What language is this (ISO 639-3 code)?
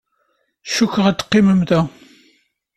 kab